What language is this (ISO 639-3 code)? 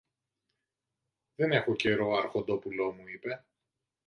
ell